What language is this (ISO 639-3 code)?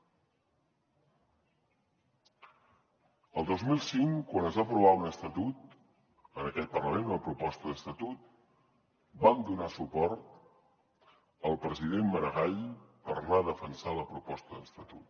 cat